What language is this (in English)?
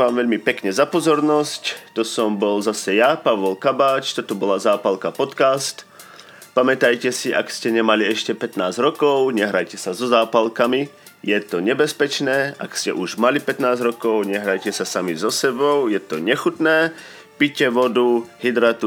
Slovak